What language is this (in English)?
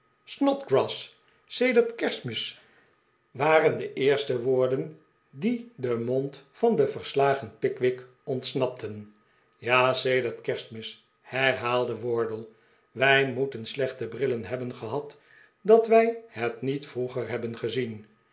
Dutch